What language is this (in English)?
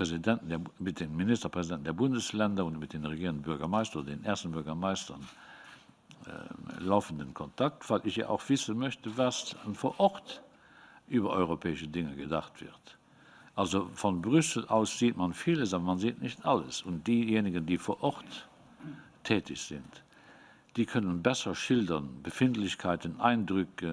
German